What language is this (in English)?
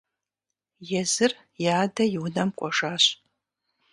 Kabardian